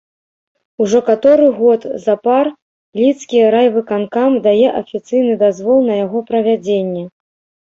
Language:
Belarusian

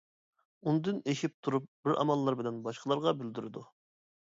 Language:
Uyghur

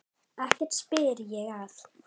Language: Icelandic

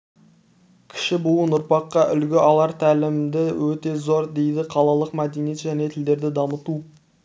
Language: Kazakh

